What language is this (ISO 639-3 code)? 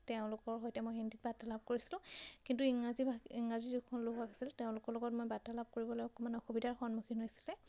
asm